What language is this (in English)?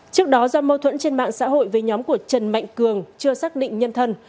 Vietnamese